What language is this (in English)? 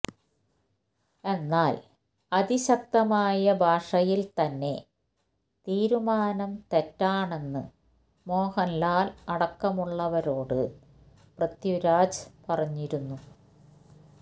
Malayalam